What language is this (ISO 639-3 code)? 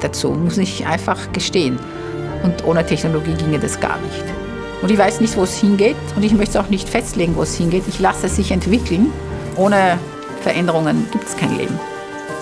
deu